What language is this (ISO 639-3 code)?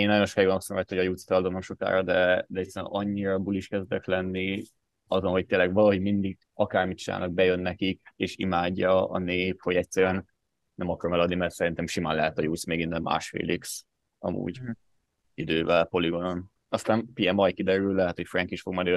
hun